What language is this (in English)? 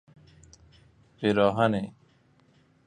Persian